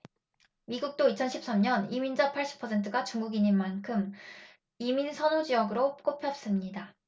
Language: Korean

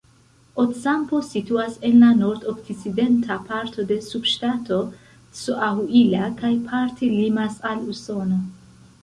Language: Esperanto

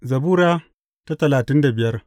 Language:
Hausa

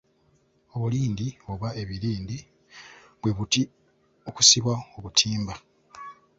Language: Ganda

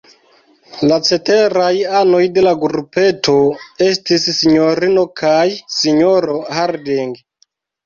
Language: Esperanto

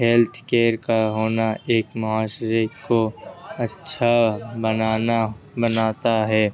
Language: Urdu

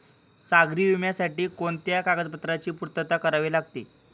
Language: Marathi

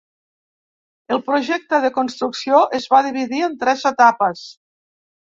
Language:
Catalan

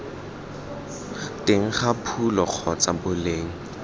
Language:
Tswana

